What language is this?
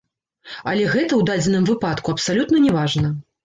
Belarusian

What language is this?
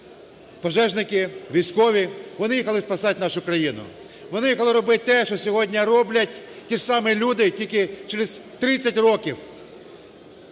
Ukrainian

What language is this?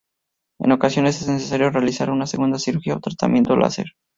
Spanish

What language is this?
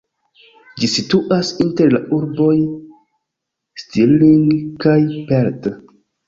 Esperanto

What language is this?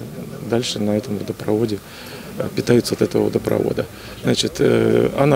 Russian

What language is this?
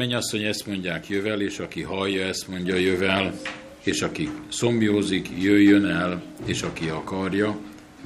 Hungarian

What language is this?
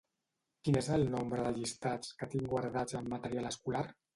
Catalan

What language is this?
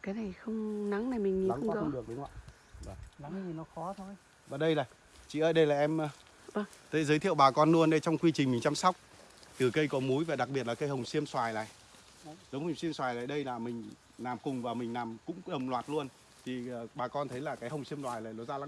Vietnamese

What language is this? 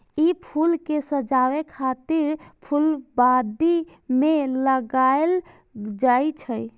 Maithili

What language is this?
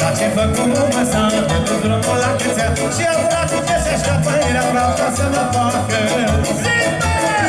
Romanian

